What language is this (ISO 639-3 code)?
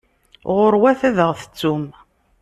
kab